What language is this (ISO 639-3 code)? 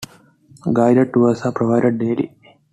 eng